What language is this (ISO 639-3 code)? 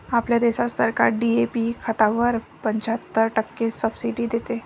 mar